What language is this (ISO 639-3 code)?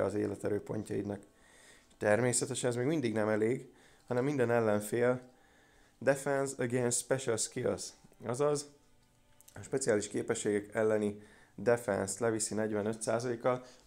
hun